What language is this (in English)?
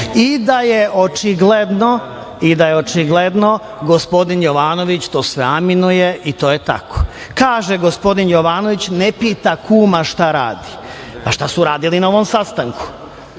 Serbian